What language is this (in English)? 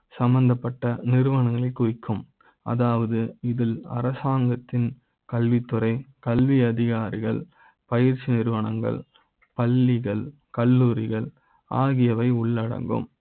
Tamil